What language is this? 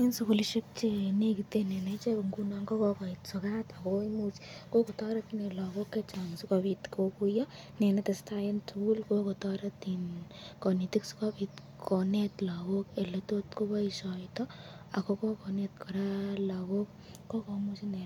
Kalenjin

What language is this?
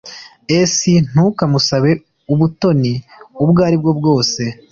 Kinyarwanda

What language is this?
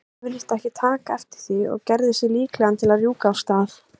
Icelandic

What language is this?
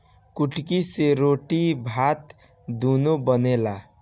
Bhojpuri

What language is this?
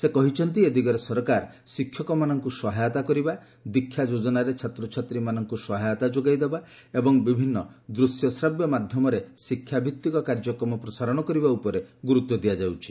Odia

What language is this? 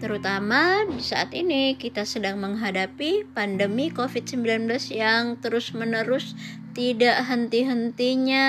Indonesian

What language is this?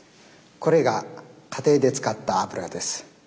Japanese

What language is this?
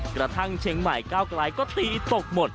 Thai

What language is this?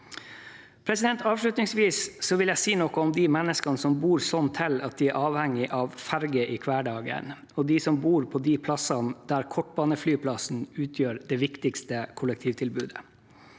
Norwegian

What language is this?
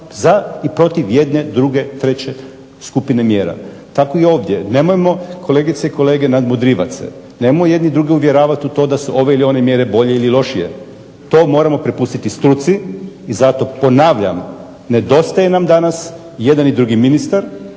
Croatian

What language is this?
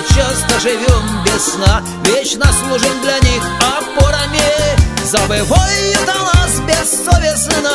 Russian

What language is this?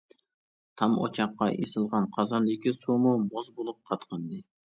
Uyghur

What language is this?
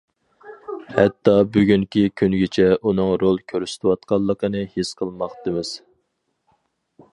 Uyghur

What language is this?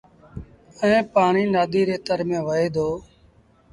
Sindhi Bhil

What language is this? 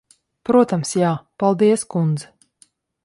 Latvian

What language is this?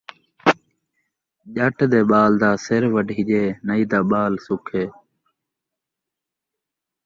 Saraiki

